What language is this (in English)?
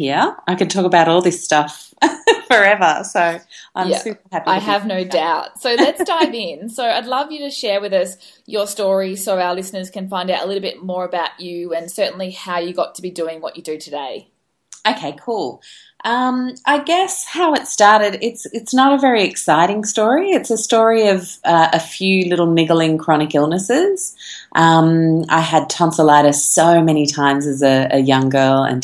English